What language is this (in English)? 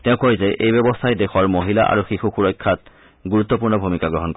Assamese